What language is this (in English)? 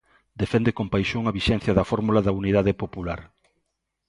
Galician